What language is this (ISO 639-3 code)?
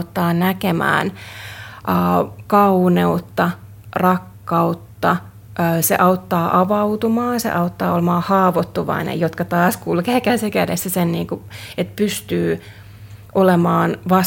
fin